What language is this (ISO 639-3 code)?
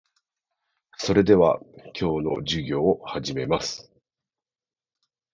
jpn